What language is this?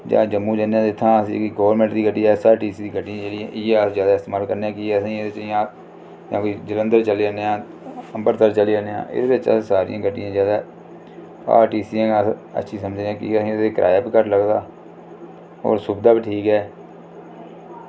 Dogri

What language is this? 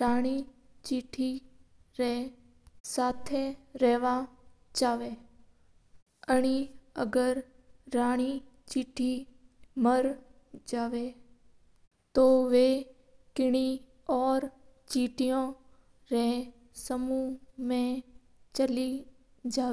Mewari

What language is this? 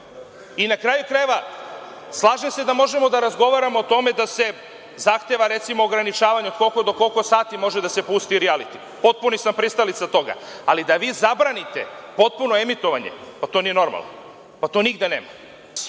Serbian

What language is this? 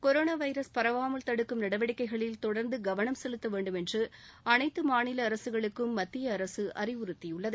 Tamil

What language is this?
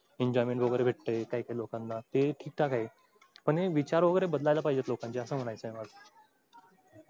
Marathi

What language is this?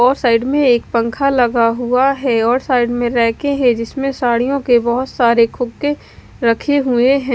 Hindi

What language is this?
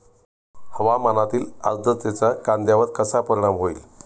Marathi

